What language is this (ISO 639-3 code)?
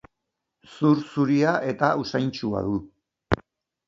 eus